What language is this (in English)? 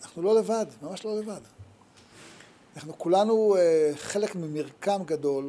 Hebrew